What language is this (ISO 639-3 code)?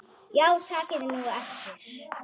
isl